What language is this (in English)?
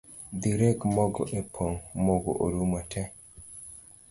Luo (Kenya and Tanzania)